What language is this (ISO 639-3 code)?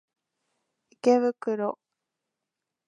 jpn